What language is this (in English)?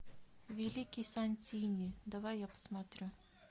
Russian